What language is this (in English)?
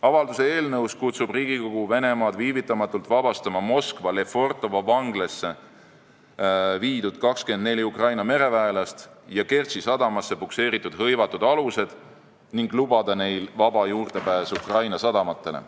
Estonian